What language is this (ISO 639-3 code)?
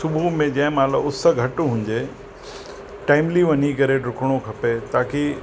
snd